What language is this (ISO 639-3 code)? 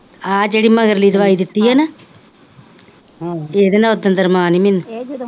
pan